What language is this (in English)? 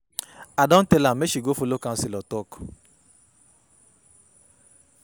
Nigerian Pidgin